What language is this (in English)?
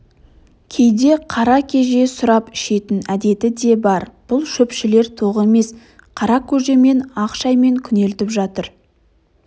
Kazakh